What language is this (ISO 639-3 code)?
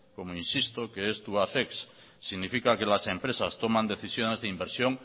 spa